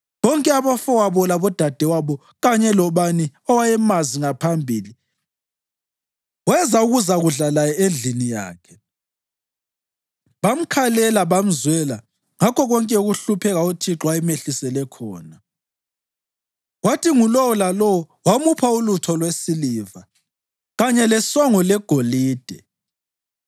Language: North Ndebele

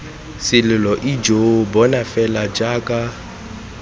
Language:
Tswana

